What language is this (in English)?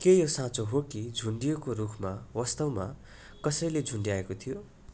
Nepali